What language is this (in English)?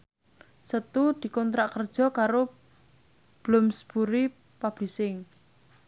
Javanese